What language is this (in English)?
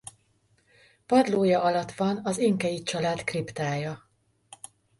Hungarian